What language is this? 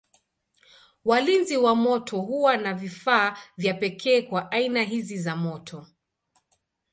Swahili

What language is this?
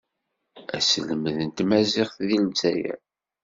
Kabyle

